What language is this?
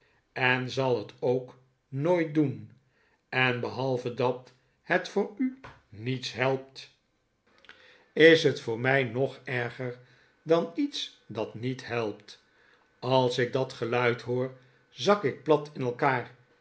Dutch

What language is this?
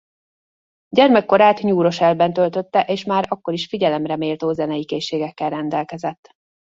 Hungarian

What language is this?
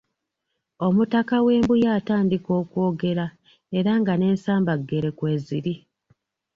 Ganda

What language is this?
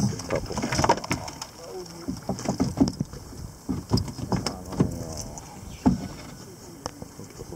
Korean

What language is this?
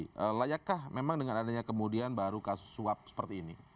Indonesian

